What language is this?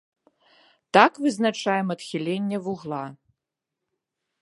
Belarusian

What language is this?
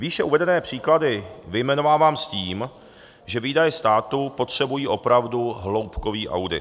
Czech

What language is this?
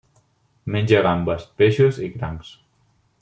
Catalan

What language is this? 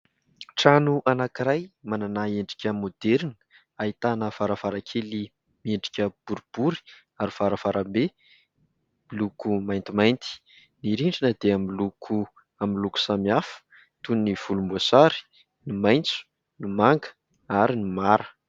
Malagasy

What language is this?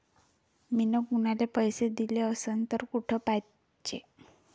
Marathi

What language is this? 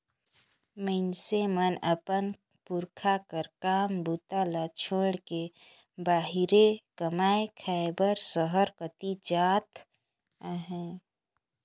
Chhattisgarhi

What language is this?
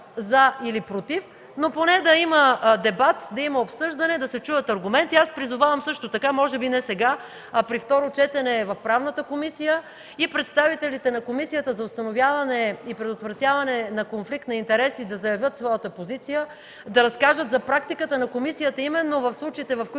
Bulgarian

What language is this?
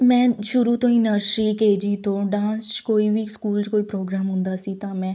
Punjabi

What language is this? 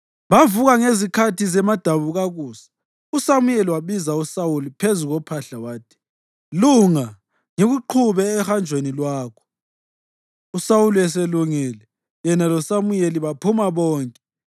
North Ndebele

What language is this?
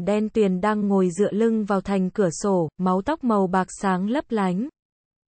Vietnamese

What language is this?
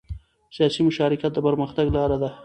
Pashto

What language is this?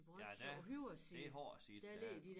Danish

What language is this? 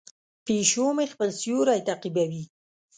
Pashto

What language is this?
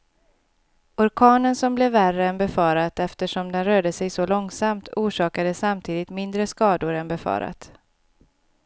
Swedish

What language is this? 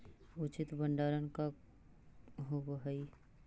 Magahi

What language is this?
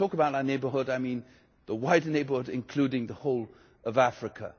English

